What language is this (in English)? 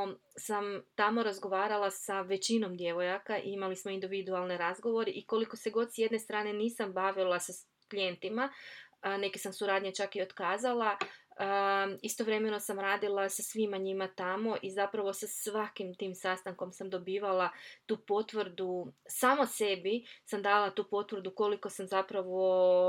Croatian